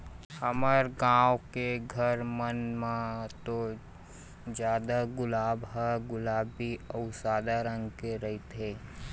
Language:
Chhattisgarhi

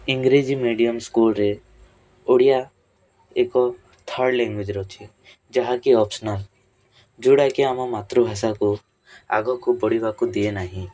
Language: Odia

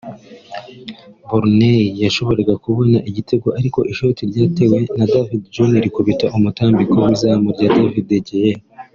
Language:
Kinyarwanda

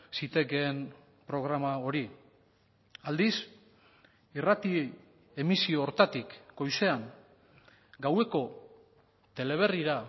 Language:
Basque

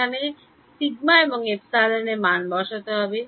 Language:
Bangla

